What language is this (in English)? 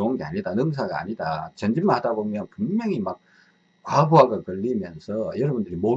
Korean